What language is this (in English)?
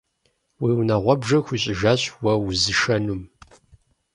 Kabardian